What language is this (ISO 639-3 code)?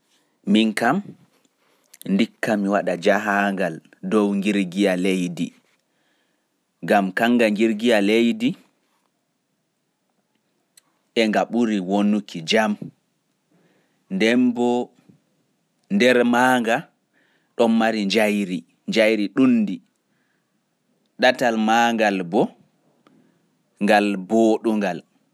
fuf